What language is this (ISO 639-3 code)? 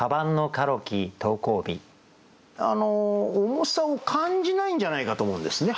jpn